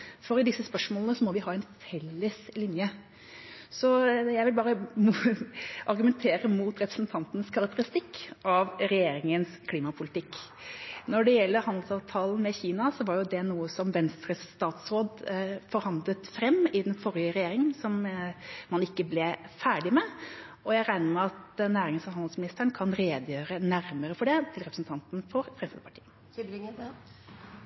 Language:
Norwegian Bokmål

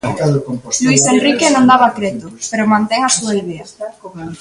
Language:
Galician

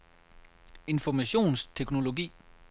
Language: Danish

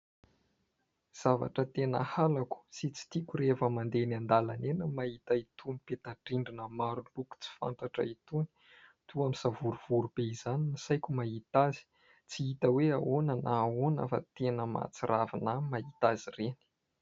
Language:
Malagasy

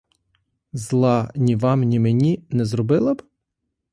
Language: Ukrainian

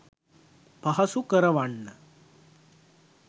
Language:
Sinhala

